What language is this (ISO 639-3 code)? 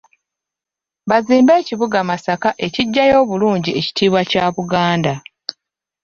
lug